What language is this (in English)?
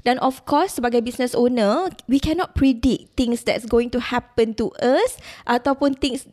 Malay